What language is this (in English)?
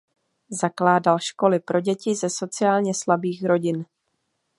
Czech